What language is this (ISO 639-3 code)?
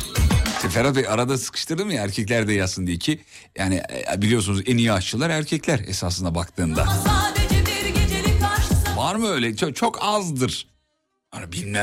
tur